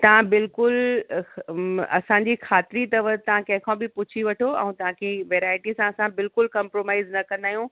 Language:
Sindhi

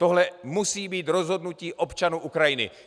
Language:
Czech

